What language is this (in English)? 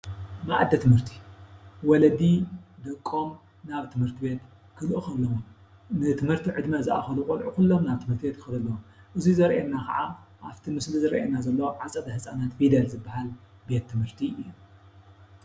Tigrinya